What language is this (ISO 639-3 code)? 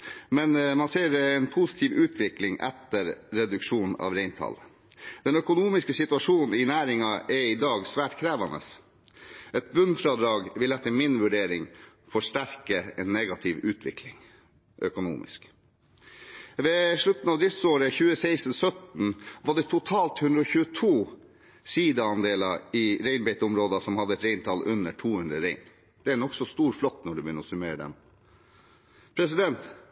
nob